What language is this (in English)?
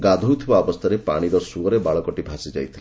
Odia